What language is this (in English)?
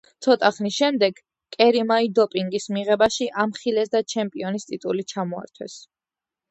Georgian